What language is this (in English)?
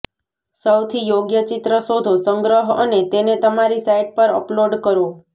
Gujarati